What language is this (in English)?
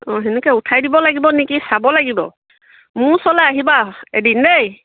Assamese